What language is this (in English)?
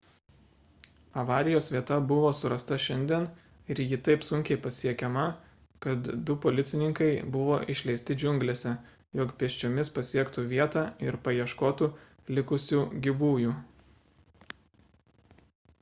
Lithuanian